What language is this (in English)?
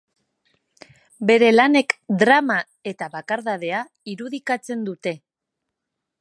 Basque